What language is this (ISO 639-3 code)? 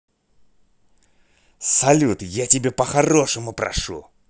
rus